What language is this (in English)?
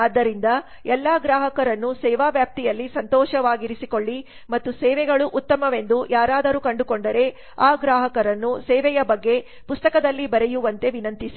Kannada